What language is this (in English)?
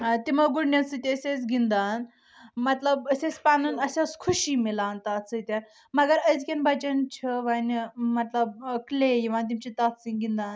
Kashmiri